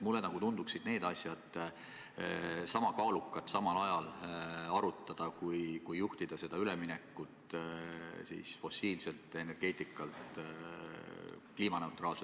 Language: Estonian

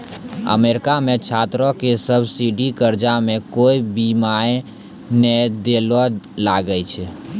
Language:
Maithili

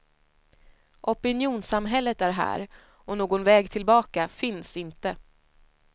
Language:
Swedish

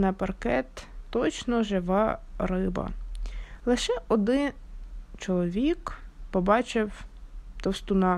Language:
Ukrainian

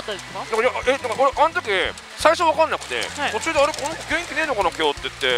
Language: Japanese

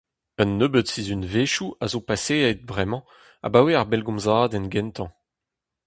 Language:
Breton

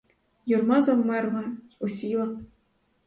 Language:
Ukrainian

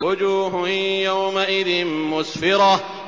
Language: Arabic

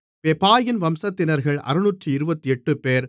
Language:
Tamil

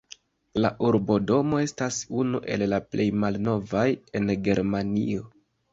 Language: Esperanto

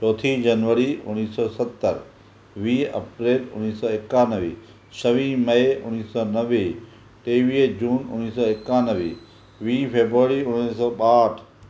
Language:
Sindhi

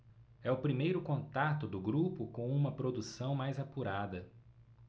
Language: Portuguese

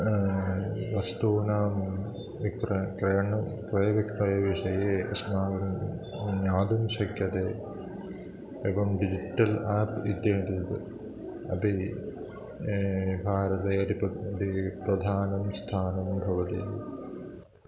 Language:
Sanskrit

